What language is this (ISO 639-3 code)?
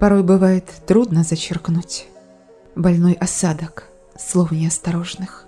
rus